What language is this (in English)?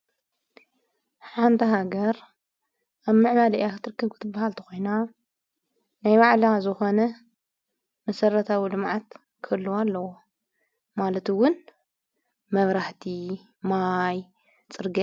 Tigrinya